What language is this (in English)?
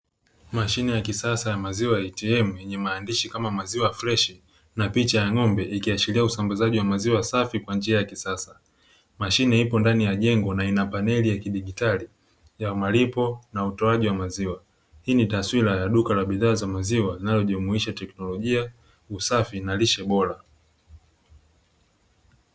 Swahili